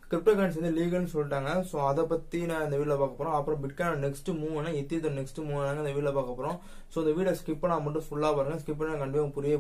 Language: Turkish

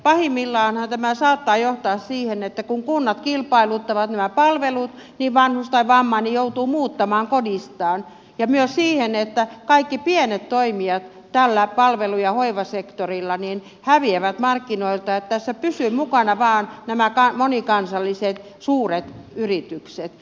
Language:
Finnish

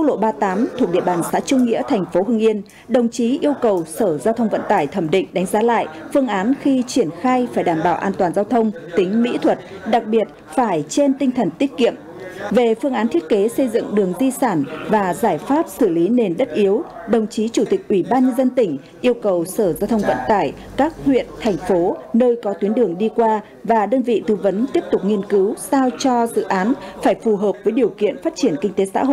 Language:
Vietnamese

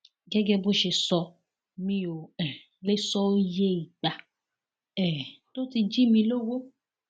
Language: Yoruba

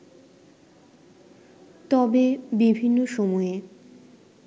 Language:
Bangla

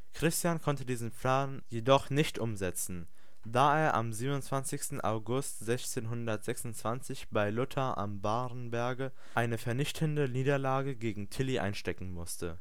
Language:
German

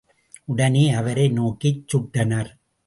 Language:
Tamil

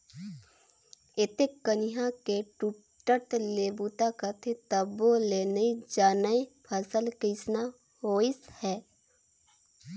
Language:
Chhattisgarhi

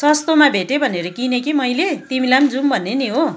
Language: Nepali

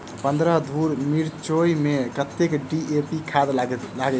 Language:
Maithili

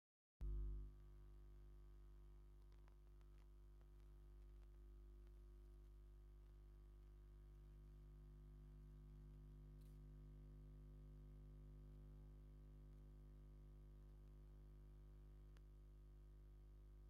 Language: Tigrinya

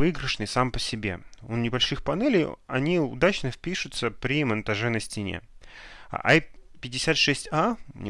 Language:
Russian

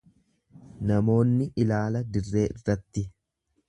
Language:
Oromo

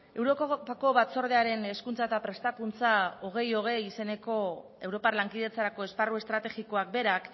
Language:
Basque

